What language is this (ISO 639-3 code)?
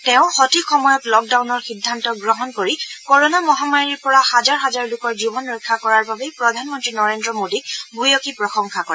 asm